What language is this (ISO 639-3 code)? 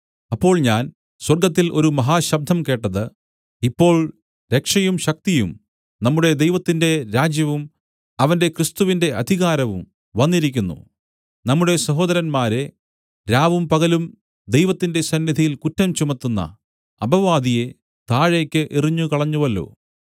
mal